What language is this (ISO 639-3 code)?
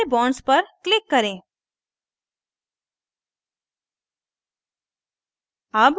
hin